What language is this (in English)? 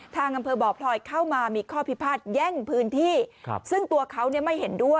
Thai